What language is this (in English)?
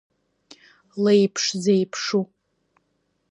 Abkhazian